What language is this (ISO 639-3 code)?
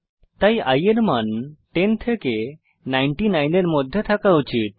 ben